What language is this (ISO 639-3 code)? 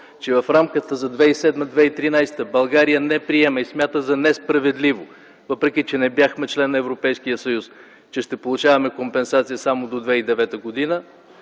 bul